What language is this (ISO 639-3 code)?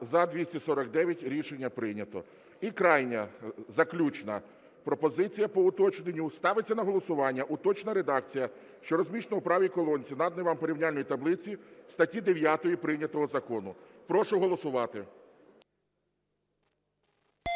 ukr